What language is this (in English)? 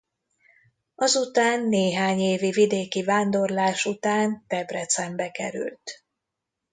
Hungarian